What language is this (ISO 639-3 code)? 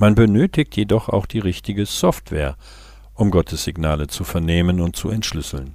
deu